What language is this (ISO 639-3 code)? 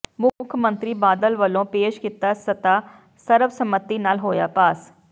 pan